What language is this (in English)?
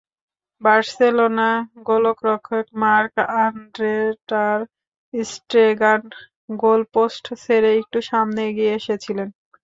Bangla